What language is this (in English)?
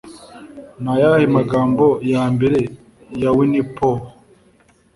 Kinyarwanda